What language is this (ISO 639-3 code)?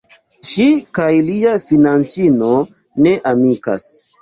epo